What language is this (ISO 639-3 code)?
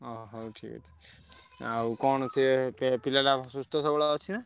ori